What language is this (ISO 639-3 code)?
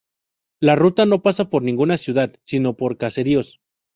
spa